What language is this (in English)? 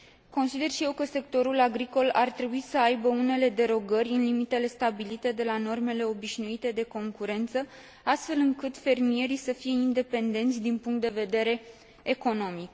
Romanian